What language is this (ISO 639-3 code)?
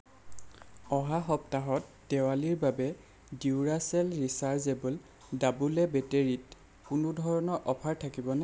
asm